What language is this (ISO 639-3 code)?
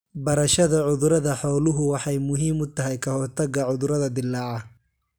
som